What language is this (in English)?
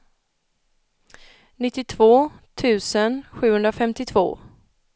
Swedish